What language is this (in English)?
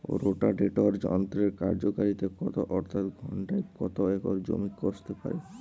Bangla